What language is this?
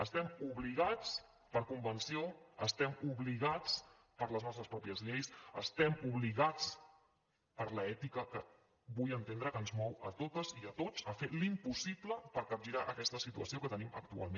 Catalan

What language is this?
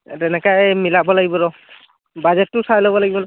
Assamese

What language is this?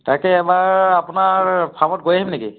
Assamese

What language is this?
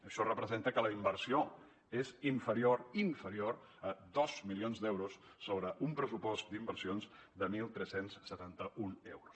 Catalan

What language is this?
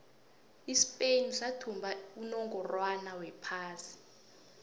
South Ndebele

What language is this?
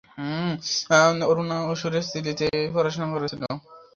Bangla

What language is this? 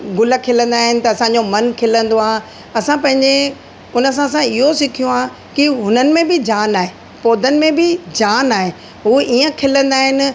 Sindhi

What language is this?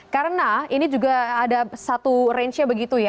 Indonesian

